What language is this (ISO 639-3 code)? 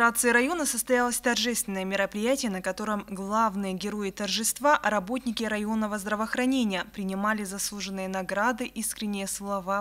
rus